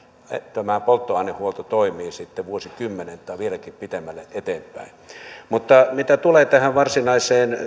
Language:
Finnish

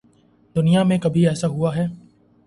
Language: Urdu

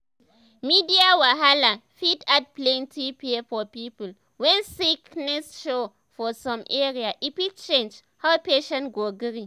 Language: Nigerian Pidgin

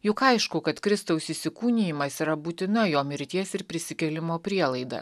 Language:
Lithuanian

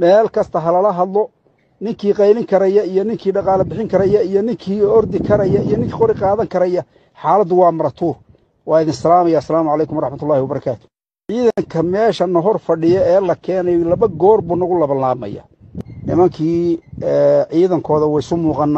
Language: Arabic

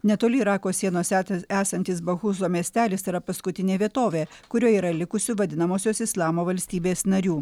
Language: Lithuanian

